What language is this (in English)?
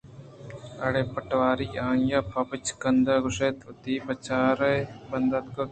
Eastern Balochi